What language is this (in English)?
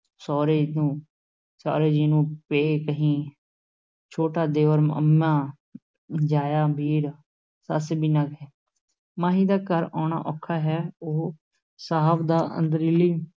Punjabi